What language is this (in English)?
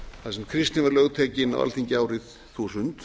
Icelandic